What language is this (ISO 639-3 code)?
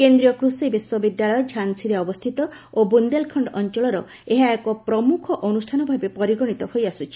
ori